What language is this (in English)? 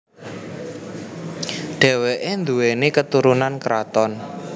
Javanese